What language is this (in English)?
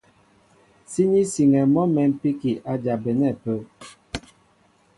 Mbo (Cameroon)